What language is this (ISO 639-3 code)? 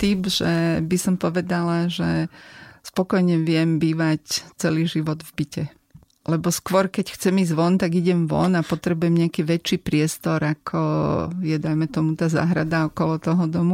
slk